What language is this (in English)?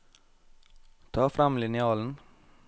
Norwegian